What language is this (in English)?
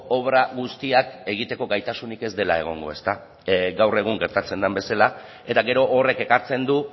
Basque